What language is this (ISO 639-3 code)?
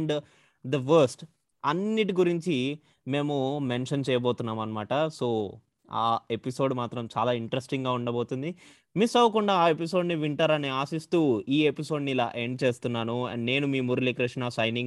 tel